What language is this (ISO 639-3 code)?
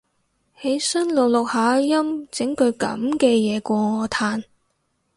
yue